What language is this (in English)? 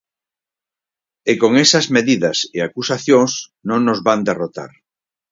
Galician